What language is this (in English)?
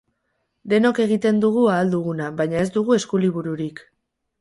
Basque